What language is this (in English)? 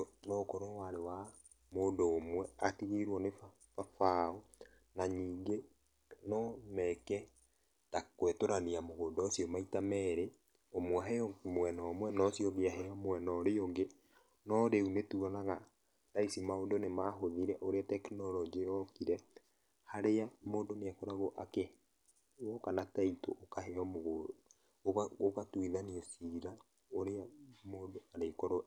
Kikuyu